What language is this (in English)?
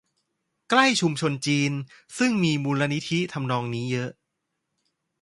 Thai